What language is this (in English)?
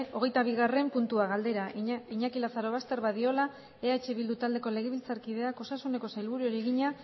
Basque